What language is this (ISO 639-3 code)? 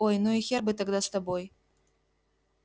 rus